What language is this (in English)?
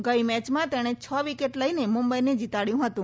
Gujarati